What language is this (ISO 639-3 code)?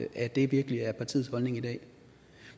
dan